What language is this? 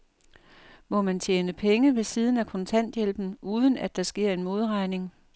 Danish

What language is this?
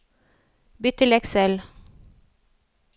Norwegian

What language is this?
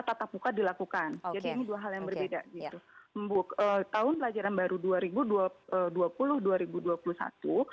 Indonesian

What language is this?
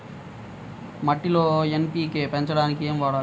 Telugu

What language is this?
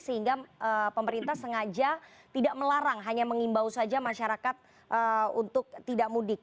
Indonesian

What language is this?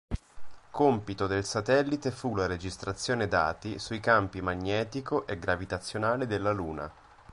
Italian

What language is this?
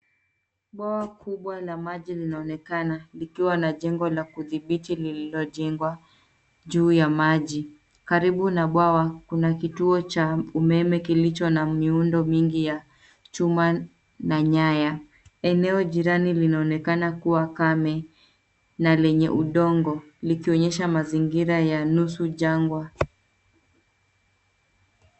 Swahili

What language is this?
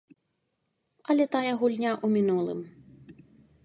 Belarusian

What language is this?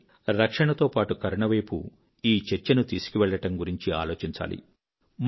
Telugu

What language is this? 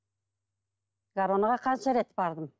Kazakh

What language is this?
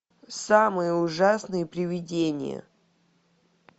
Russian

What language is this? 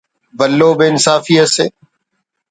Brahui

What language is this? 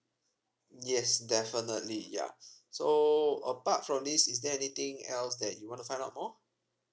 English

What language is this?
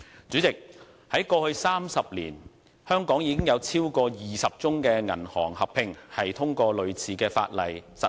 Cantonese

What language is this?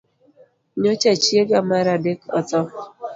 Luo (Kenya and Tanzania)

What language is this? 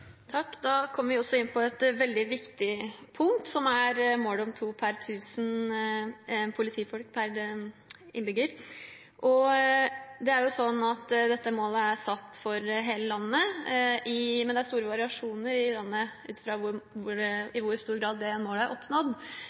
Norwegian Bokmål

